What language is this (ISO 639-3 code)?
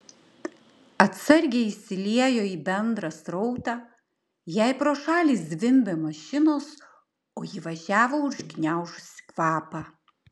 lit